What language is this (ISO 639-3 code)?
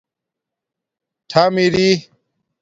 dmk